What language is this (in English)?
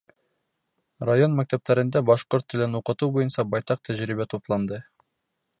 Bashkir